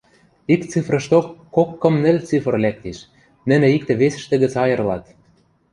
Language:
Western Mari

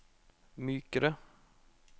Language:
Norwegian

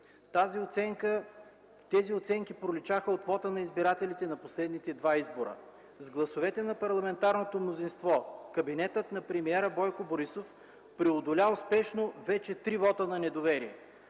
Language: Bulgarian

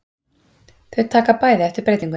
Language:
Icelandic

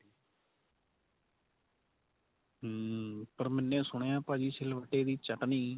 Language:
Punjabi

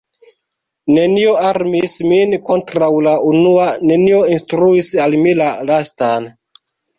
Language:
Esperanto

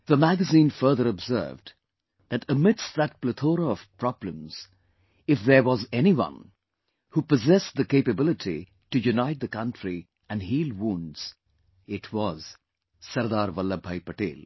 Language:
English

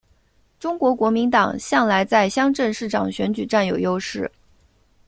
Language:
Chinese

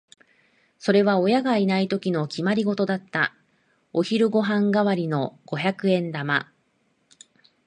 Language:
Japanese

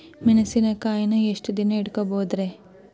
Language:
Kannada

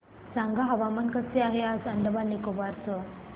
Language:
Marathi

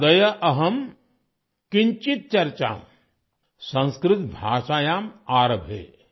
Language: Malayalam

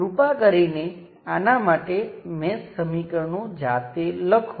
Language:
Gujarati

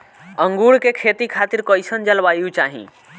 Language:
Bhojpuri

